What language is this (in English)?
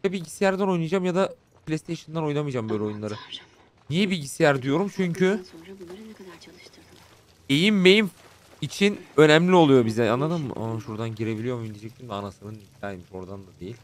Turkish